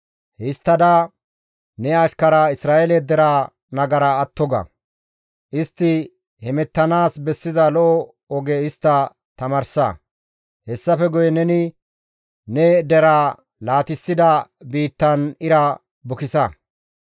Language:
Gamo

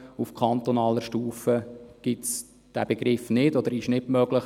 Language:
Swiss German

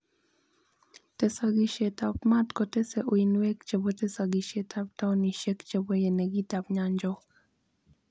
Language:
Kalenjin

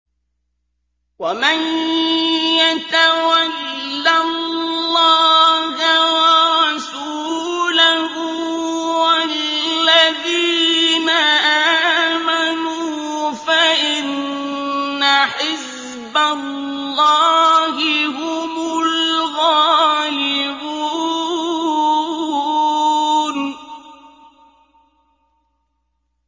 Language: Arabic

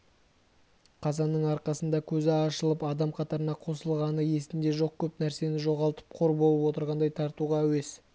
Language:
Kazakh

